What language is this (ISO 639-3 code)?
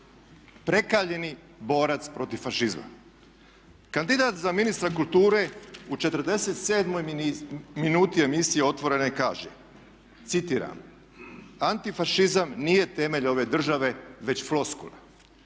hrv